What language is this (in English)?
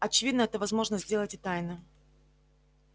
Russian